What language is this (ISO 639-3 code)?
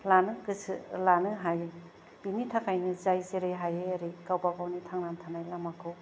brx